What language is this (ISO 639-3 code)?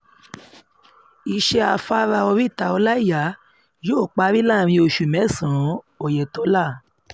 yor